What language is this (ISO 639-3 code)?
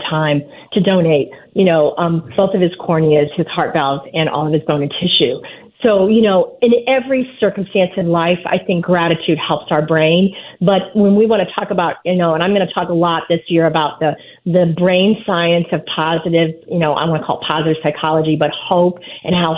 eng